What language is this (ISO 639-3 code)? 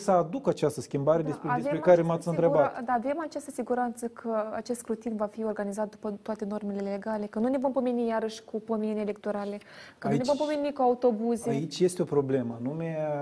ron